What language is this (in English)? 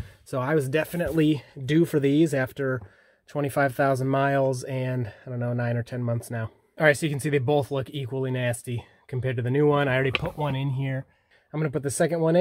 English